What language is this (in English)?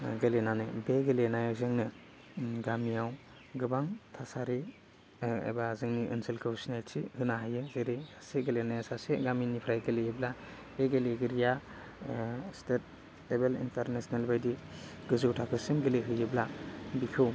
Bodo